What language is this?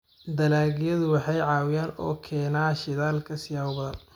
Somali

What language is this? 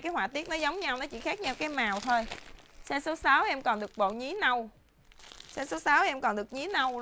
Vietnamese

